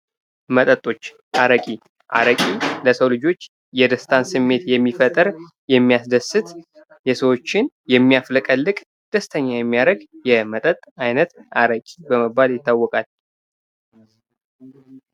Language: Amharic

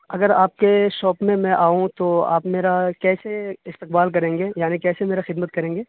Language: Urdu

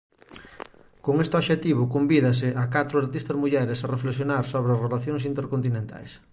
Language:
Galician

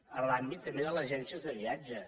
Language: Catalan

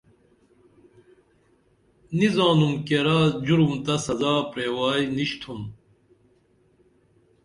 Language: Dameli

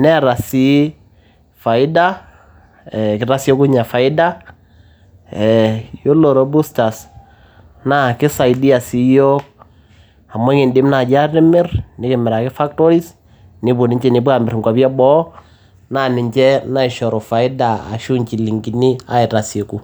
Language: Masai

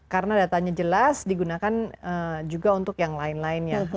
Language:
Indonesian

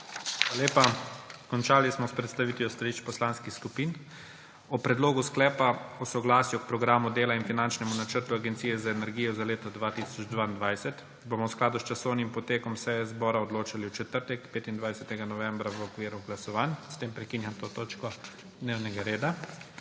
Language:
Slovenian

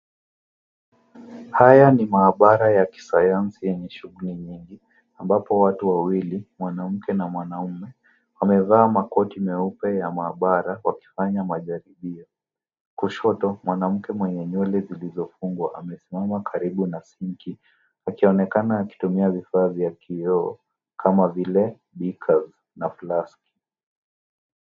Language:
Swahili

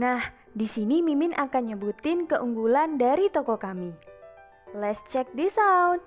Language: Indonesian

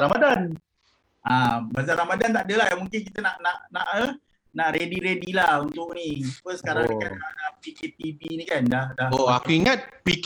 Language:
Malay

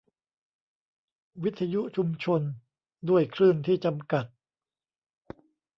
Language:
Thai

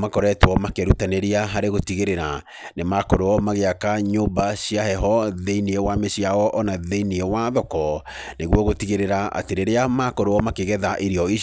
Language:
Kikuyu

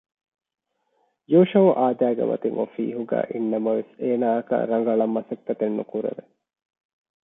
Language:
Divehi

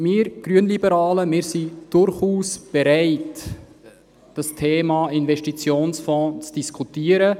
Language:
Swiss German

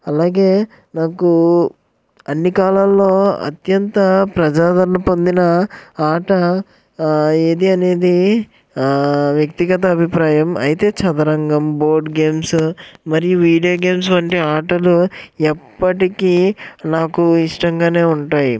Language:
Telugu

